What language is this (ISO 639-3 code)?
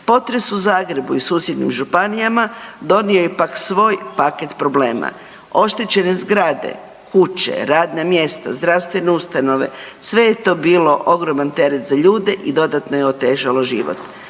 hrv